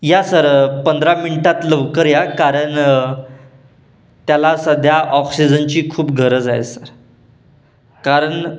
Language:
Marathi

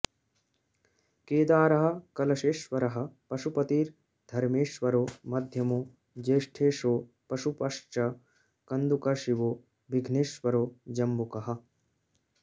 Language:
Sanskrit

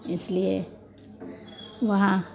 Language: Hindi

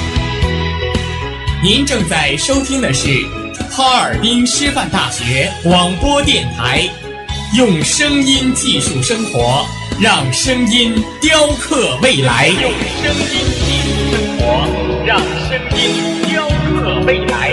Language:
Chinese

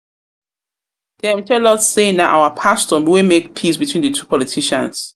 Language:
Nigerian Pidgin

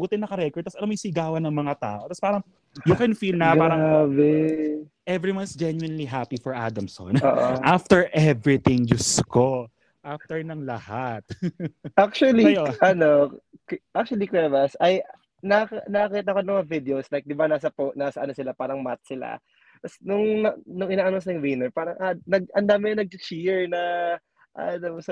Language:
Filipino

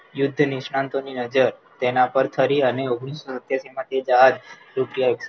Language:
Gujarati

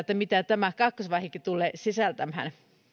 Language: Finnish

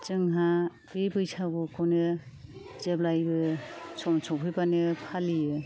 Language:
Bodo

